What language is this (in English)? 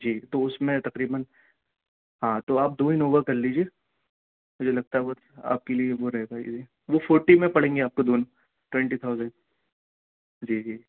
Urdu